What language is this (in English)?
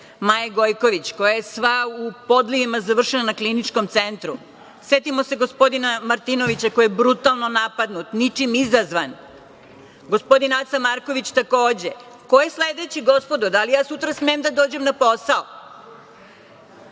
Serbian